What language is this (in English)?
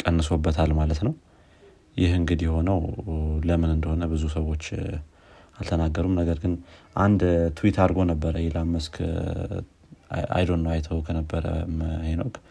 Amharic